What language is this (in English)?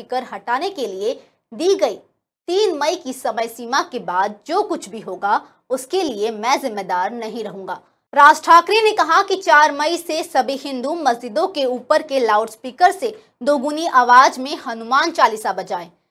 Hindi